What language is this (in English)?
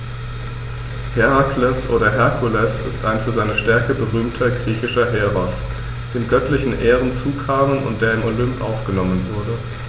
German